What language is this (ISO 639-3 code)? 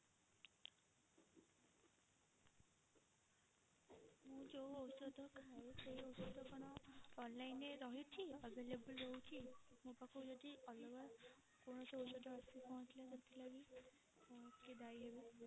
ori